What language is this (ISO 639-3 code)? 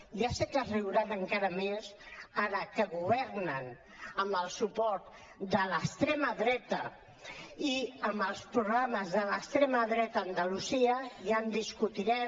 cat